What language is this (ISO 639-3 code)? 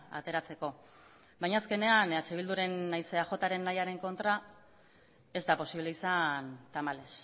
eus